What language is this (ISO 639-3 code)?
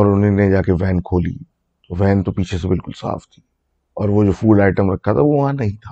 urd